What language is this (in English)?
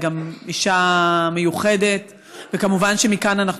Hebrew